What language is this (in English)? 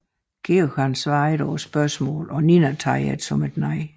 Danish